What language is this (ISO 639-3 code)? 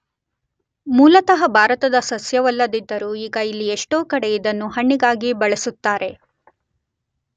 kan